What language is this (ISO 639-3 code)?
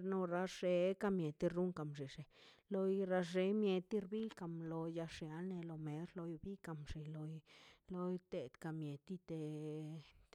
zpy